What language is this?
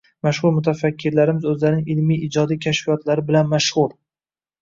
Uzbek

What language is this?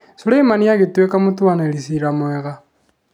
Kikuyu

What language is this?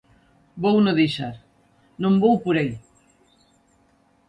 Galician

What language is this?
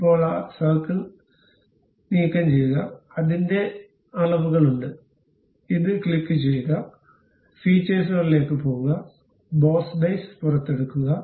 Malayalam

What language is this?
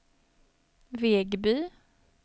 Swedish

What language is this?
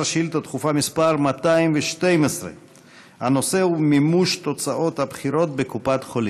Hebrew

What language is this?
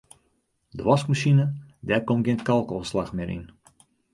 Western Frisian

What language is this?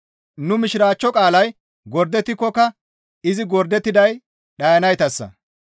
Gamo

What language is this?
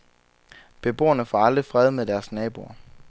Danish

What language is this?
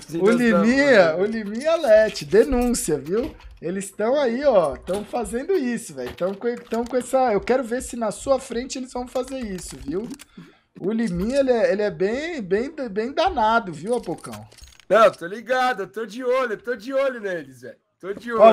Portuguese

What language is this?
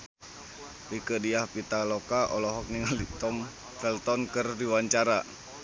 Sundanese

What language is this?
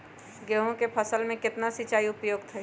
Magahi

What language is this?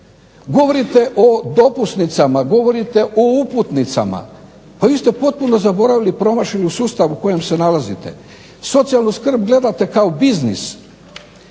Croatian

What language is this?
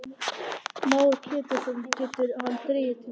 Icelandic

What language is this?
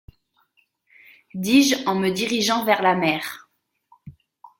French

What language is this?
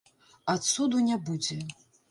Belarusian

